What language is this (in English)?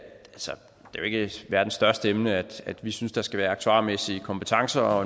Danish